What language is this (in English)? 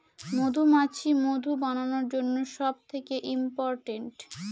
Bangla